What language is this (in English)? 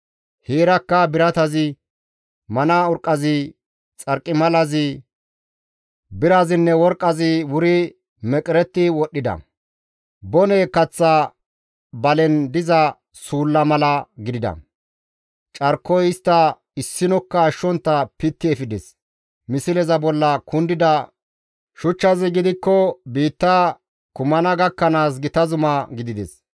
Gamo